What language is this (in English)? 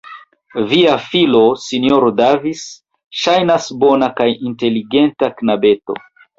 Esperanto